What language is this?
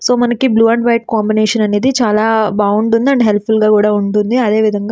Telugu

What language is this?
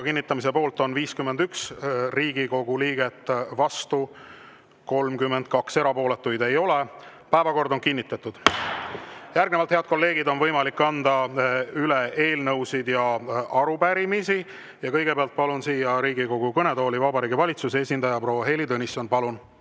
Estonian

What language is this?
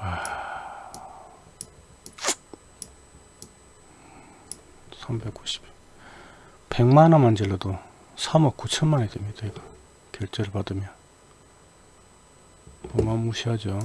Korean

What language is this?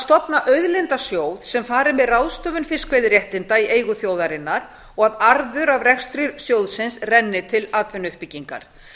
Icelandic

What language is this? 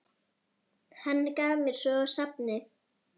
Icelandic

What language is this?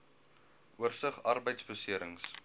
Afrikaans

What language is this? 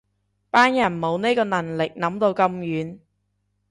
Cantonese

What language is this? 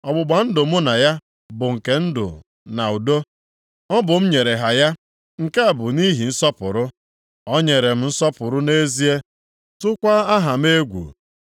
Igbo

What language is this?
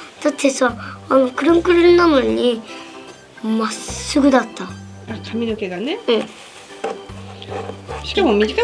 Japanese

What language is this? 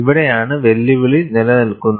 Malayalam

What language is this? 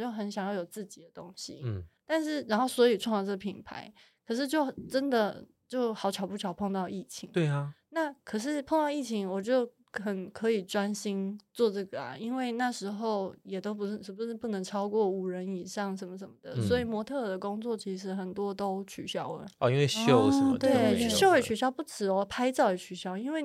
Chinese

